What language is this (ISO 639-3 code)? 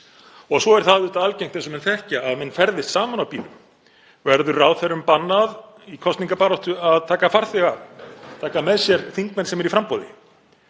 isl